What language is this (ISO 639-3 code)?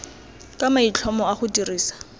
tsn